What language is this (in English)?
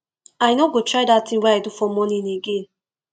Nigerian Pidgin